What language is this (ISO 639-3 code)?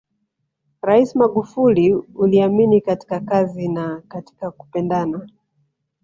swa